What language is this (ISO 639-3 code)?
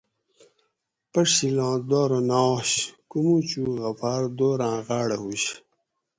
gwc